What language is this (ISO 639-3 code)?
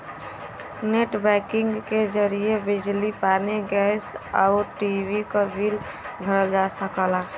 bho